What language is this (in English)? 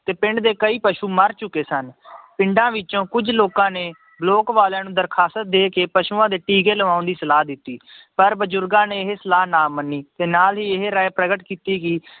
Punjabi